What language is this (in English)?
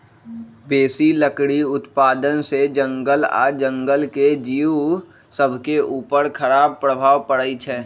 Magahi